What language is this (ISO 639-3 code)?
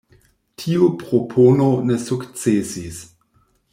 epo